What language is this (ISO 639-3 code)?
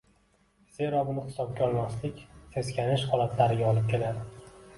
uzb